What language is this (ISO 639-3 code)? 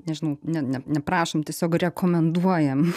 lit